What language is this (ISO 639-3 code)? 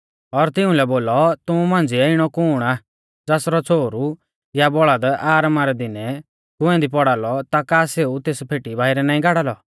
bfz